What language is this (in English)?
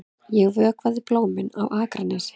Icelandic